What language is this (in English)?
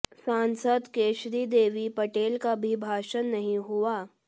Hindi